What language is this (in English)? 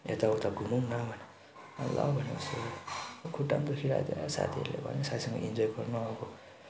Nepali